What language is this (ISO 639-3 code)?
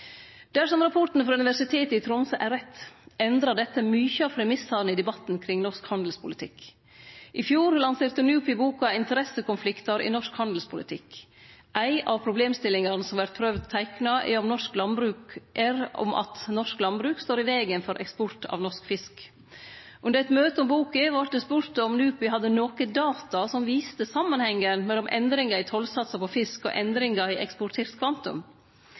nno